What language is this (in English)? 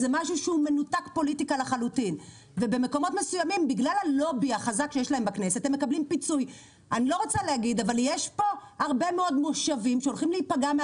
Hebrew